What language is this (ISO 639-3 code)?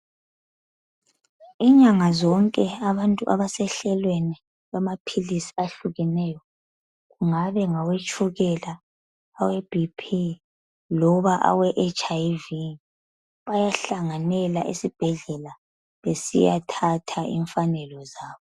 nde